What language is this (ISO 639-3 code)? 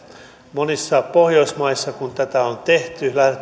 fin